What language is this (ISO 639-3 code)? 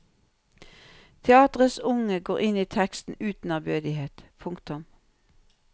nor